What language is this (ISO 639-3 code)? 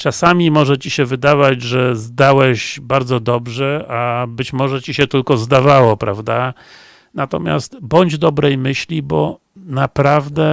pol